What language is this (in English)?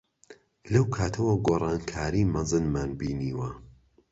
Central Kurdish